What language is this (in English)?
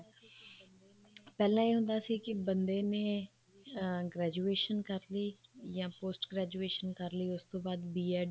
Punjabi